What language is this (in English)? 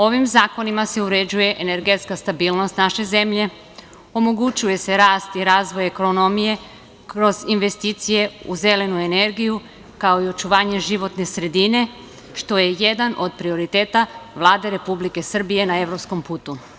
Serbian